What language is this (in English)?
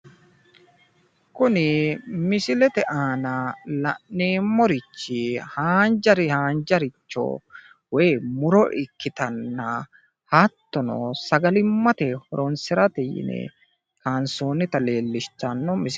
Sidamo